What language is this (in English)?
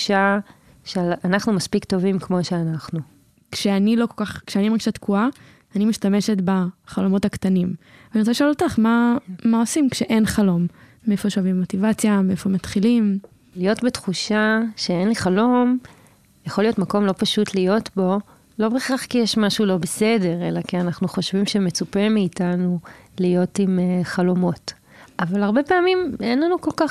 Hebrew